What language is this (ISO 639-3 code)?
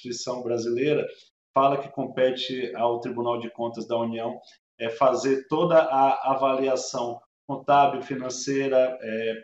por